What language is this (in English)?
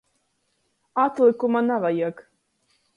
Latgalian